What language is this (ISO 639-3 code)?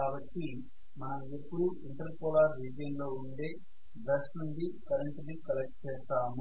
tel